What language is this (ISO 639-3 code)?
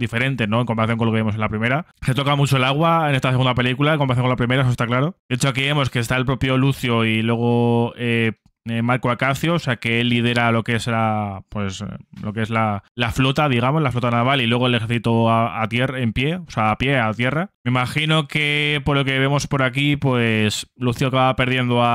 spa